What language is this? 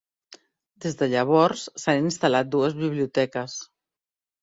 Catalan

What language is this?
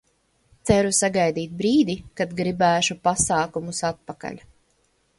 Latvian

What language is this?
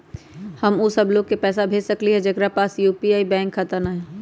Magahi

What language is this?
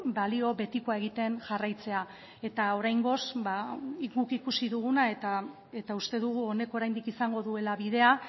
Basque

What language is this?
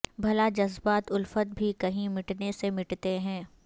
Urdu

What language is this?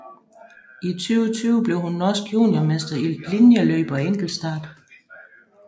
Danish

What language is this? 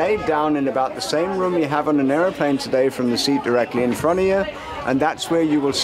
Korean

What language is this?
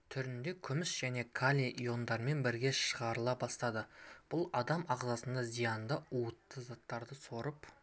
Kazakh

